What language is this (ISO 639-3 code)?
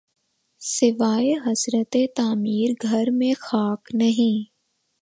urd